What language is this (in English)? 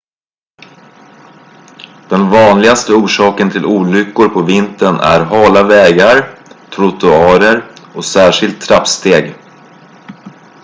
Swedish